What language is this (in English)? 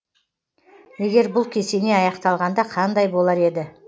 Kazakh